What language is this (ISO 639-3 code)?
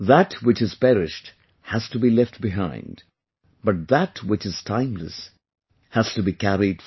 eng